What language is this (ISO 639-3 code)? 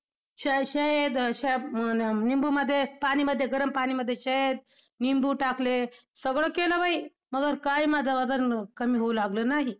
mar